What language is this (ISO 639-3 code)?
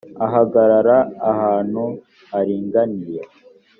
kin